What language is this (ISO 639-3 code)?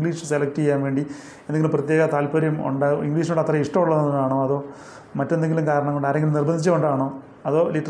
mal